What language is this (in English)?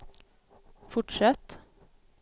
Swedish